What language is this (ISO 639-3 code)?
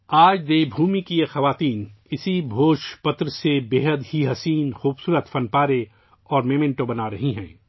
urd